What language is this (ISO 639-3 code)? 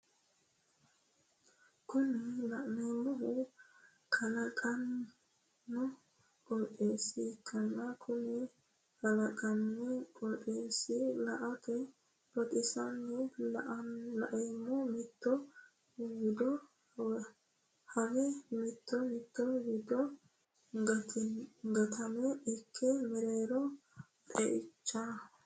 sid